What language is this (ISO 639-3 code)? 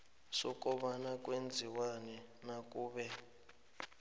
nbl